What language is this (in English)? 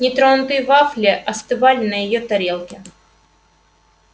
Russian